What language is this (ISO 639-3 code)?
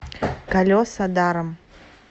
rus